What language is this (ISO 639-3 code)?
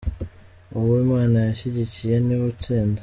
kin